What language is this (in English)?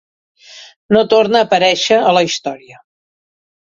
Catalan